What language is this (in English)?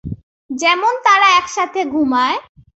Bangla